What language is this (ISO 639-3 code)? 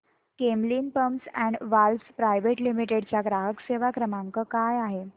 mar